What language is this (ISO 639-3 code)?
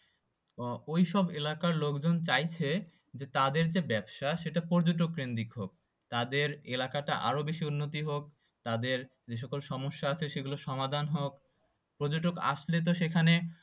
ben